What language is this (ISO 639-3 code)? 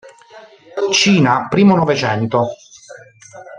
ita